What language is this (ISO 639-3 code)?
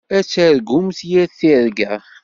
kab